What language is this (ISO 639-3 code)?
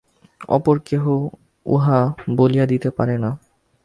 ben